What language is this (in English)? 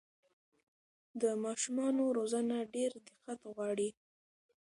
Pashto